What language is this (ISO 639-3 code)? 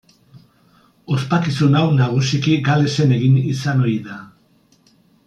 eus